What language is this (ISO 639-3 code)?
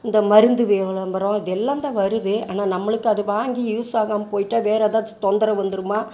tam